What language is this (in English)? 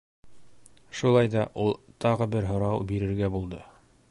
Bashkir